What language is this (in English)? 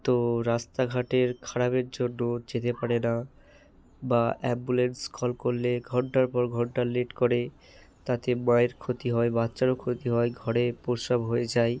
Bangla